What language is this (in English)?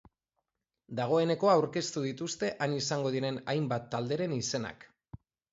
Basque